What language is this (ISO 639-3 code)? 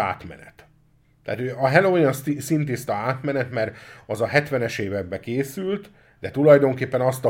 hun